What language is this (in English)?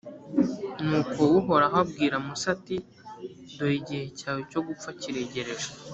Kinyarwanda